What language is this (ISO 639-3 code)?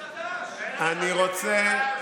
heb